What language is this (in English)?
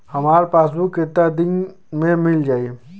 Bhojpuri